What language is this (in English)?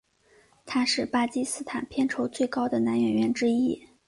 Chinese